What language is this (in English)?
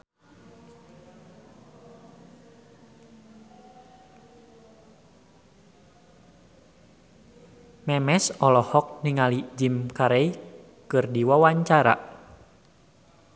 Sundanese